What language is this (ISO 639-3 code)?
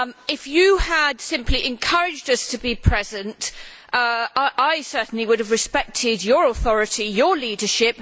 eng